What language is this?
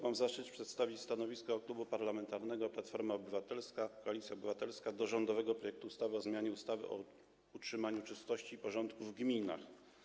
Polish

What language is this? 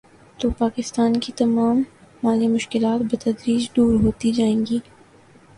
Urdu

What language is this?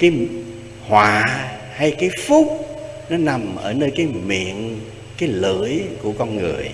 Vietnamese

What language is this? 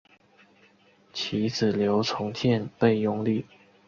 Chinese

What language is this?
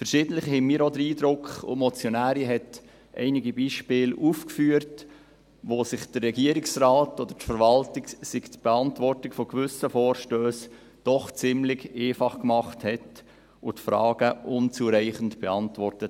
Swiss German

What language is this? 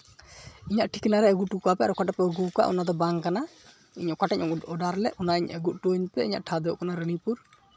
Santali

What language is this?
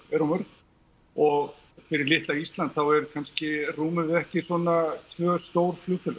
Icelandic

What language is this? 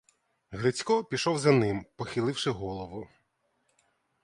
Ukrainian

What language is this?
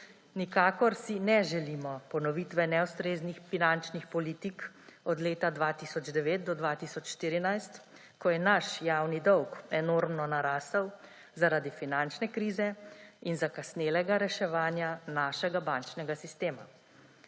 Slovenian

